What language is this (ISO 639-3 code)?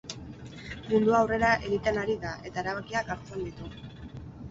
eus